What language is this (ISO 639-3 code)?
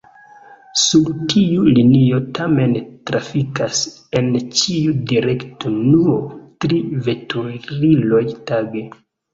epo